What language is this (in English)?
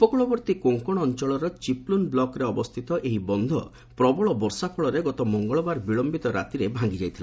Odia